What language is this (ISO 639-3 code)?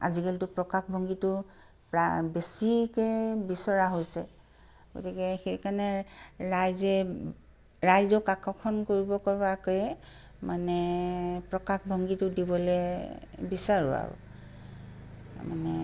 asm